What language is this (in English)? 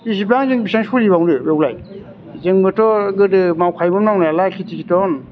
Bodo